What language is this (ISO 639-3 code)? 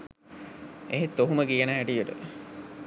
sin